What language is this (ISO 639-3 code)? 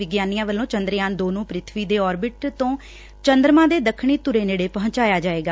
pan